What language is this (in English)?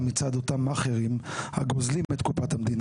Hebrew